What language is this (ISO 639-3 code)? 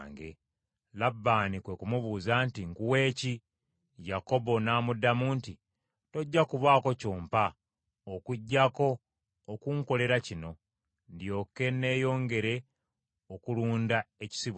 lug